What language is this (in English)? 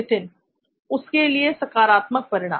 Hindi